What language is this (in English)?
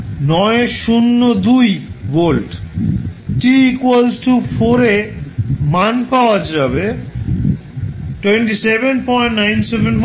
Bangla